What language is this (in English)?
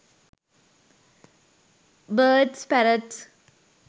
Sinhala